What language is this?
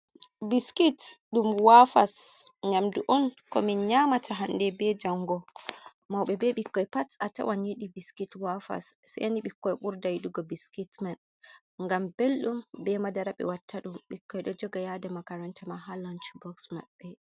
Fula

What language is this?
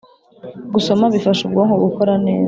Kinyarwanda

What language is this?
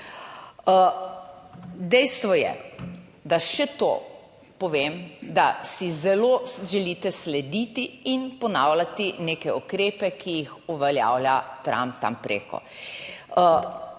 Slovenian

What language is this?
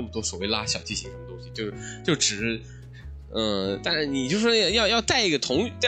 Chinese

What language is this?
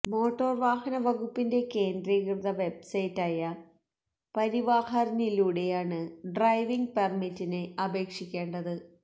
Malayalam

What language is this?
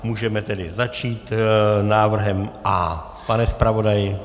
Czech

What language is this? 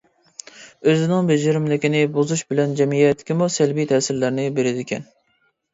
Uyghur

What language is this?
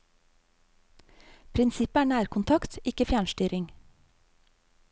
Norwegian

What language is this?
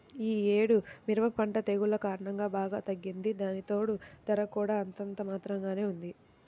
Telugu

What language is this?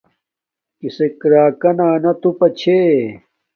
Domaaki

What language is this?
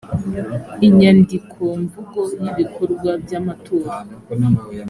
Kinyarwanda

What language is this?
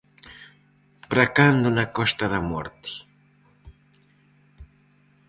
Galician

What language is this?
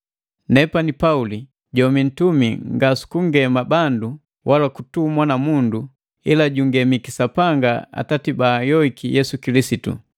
Matengo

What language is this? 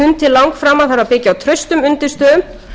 Icelandic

